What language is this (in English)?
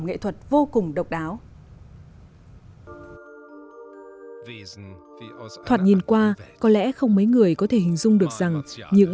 Vietnamese